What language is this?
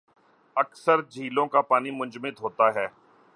Urdu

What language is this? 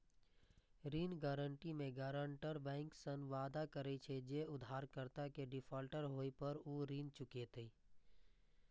Maithili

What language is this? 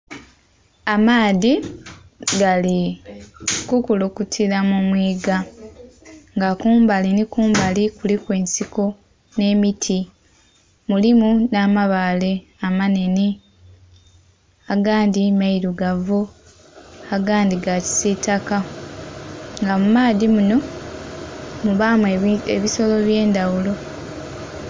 Soga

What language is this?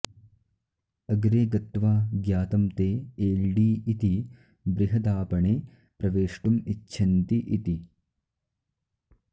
Sanskrit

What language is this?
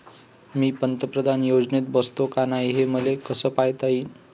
Marathi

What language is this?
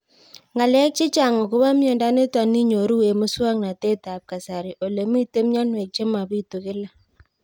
Kalenjin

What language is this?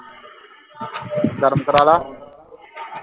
Punjabi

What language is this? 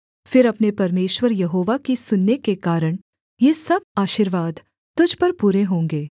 Hindi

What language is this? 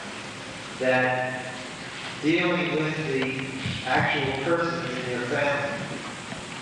English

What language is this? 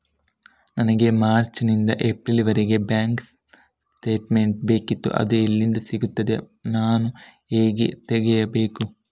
Kannada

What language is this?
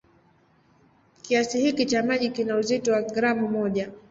Swahili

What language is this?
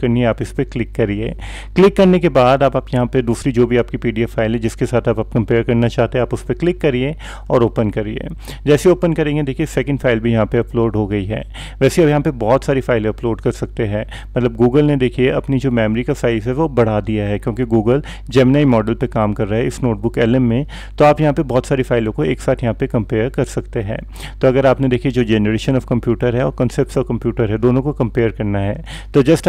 Hindi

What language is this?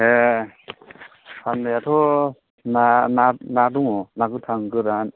Bodo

